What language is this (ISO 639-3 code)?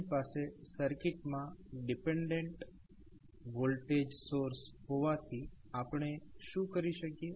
guj